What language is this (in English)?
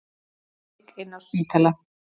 Icelandic